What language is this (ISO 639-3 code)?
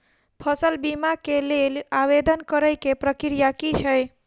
mai